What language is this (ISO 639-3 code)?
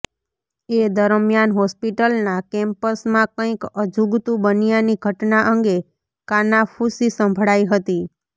guj